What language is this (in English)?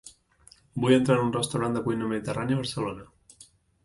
Catalan